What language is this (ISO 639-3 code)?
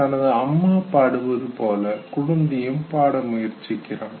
tam